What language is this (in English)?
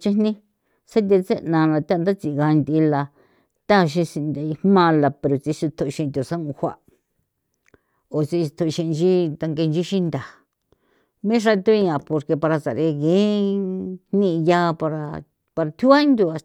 San Felipe Otlaltepec Popoloca